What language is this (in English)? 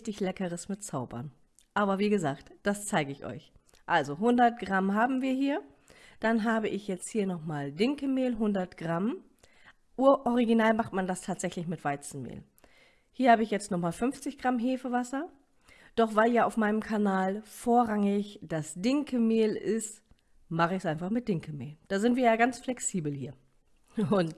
German